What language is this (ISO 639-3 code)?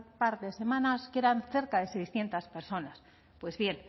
spa